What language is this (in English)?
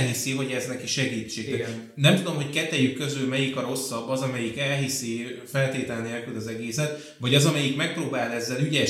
Hungarian